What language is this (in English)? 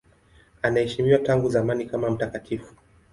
Swahili